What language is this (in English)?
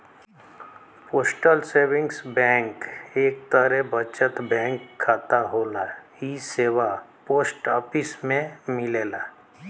Bhojpuri